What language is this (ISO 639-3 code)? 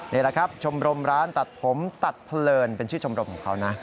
tha